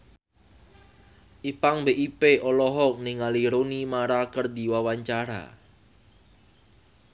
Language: Sundanese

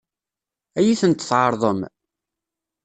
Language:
Kabyle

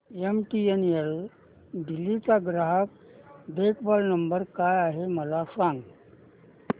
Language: Marathi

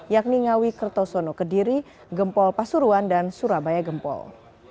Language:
Indonesian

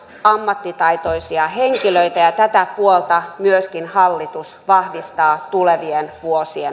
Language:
Finnish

